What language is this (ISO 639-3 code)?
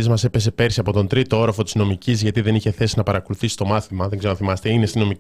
ell